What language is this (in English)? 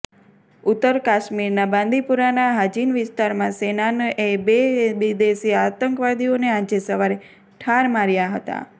Gujarati